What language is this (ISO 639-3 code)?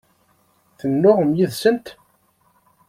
kab